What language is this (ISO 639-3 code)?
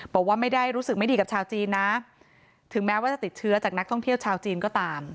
tha